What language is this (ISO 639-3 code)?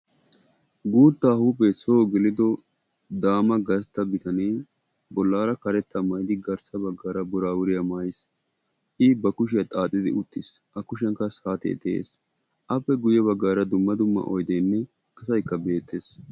wal